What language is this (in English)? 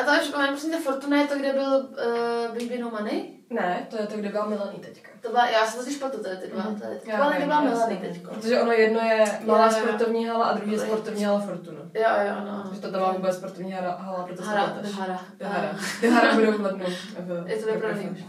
Czech